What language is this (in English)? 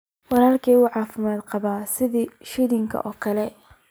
Somali